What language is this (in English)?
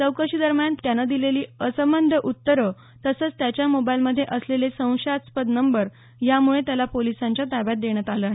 Marathi